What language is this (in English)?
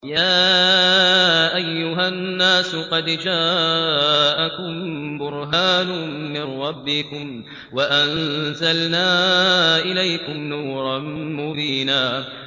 Arabic